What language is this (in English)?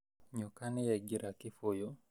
Kikuyu